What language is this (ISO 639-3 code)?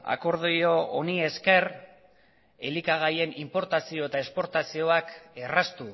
eus